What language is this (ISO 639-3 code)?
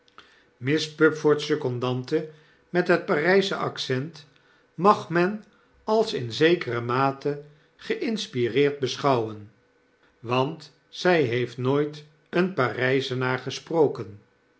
nld